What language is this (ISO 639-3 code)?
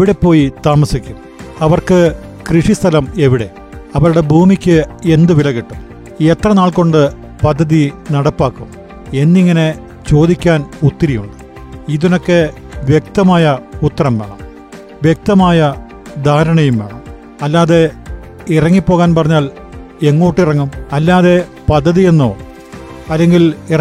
mal